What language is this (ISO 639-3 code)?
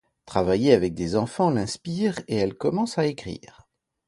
fra